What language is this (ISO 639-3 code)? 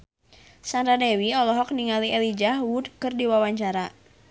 sun